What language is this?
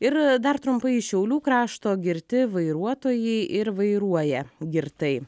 Lithuanian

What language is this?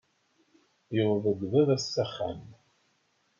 Kabyle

